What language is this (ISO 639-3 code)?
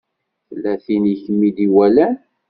kab